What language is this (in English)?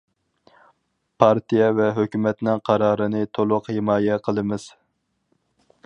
Uyghur